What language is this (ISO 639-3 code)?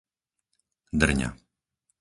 slk